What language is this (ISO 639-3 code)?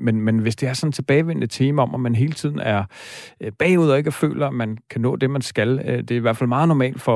dan